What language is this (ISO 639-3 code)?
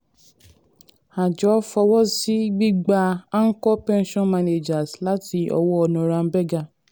yor